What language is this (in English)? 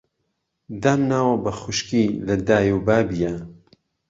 Central Kurdish